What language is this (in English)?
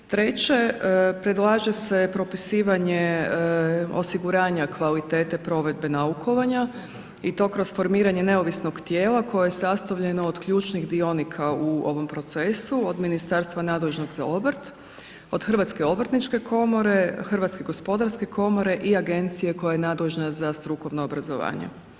Croatian